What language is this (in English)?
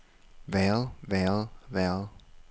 Danish